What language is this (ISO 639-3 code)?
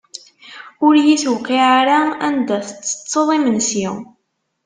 kab